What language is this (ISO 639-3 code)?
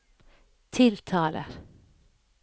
nor